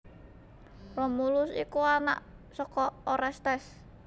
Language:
Javanese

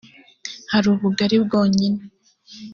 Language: Kinyarwanda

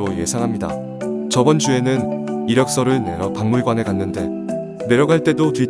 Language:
Korean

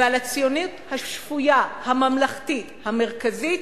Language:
Hebrew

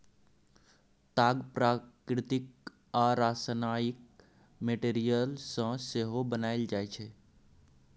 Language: Maithili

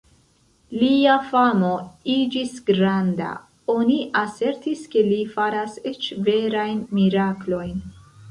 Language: Esperanto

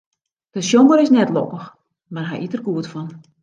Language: Western Frisian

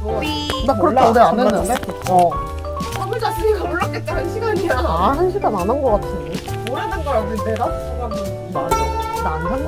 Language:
Korean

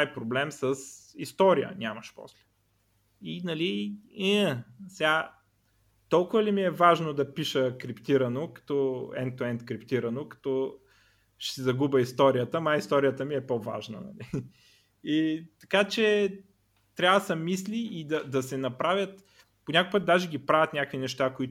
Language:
Bulgarian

